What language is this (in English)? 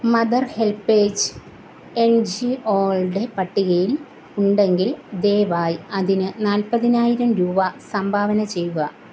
Malayalam